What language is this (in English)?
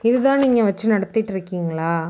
Tamil